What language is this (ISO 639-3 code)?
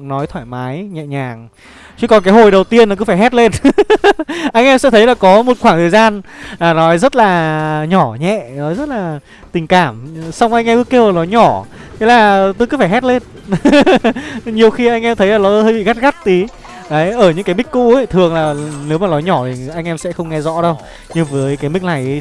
vie